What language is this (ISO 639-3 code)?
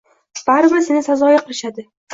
uzb